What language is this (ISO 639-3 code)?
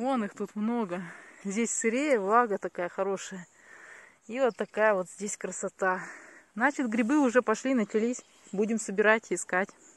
rus